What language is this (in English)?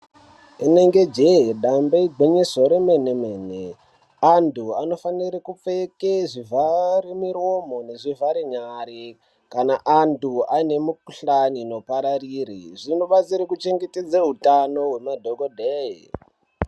Ndau